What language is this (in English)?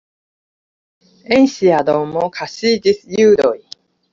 Esperanto